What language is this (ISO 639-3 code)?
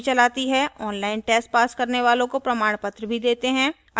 hin